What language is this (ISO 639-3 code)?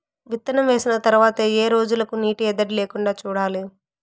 tel